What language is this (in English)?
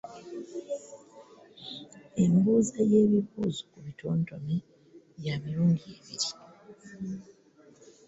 Ganda